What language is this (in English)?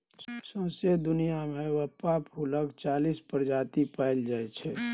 Maithili